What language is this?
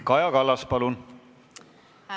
Estonian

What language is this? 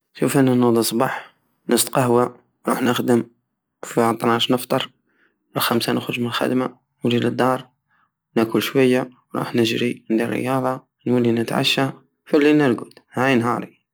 Algerian Saharan Arabic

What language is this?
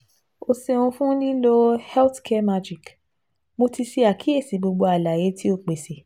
Yoruba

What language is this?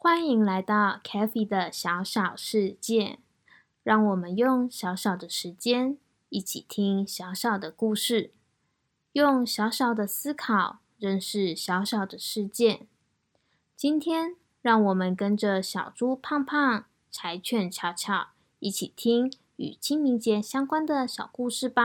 Chinese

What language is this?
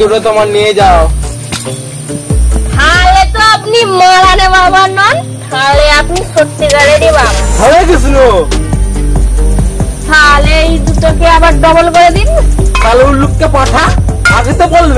Korean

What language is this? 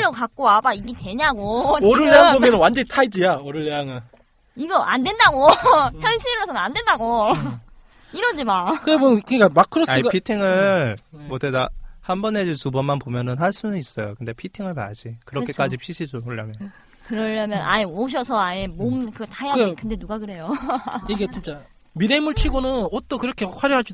Korean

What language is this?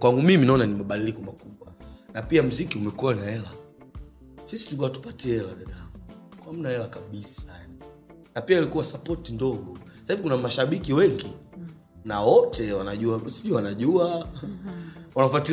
Swahili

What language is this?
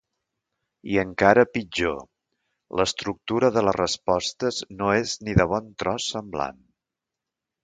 Catalan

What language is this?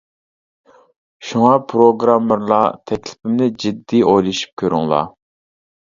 Uyghur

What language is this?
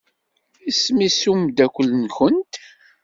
Kabyle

